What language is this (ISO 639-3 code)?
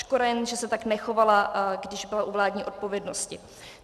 ces